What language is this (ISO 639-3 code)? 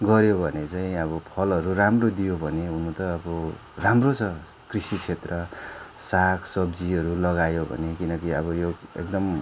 nep